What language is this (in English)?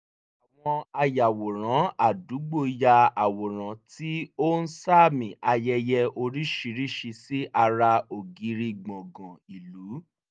Yoruba